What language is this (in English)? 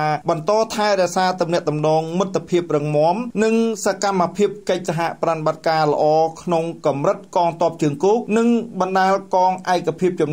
Thai